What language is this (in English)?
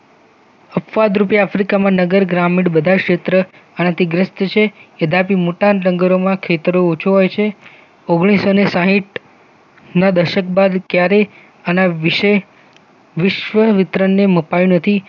Gujarati